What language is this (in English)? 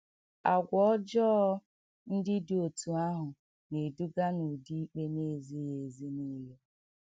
Igbo